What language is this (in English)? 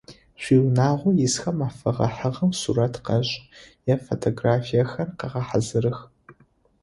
Adyghe